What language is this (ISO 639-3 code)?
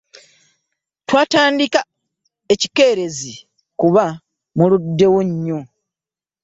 lug